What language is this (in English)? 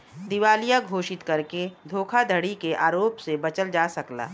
Bhojpuri